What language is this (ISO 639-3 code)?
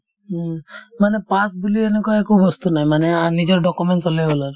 asm